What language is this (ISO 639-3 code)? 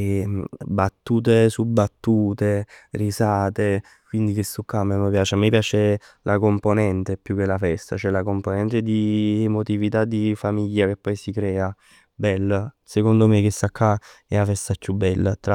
nap